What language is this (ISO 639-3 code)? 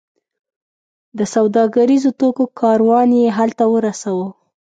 pus